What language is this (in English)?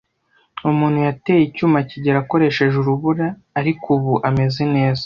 Kinyarwanda